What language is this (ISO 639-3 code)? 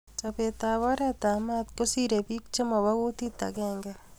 kln